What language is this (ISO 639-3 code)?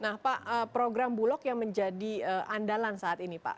ind